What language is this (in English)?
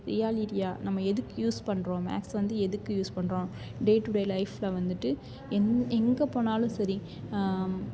Tamil